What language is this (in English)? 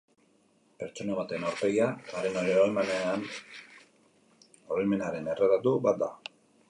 Basque